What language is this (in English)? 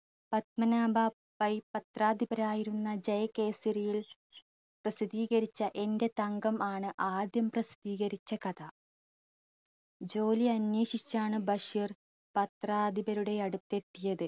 Malayalam